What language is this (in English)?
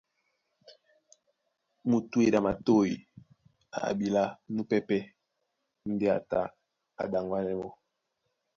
Duala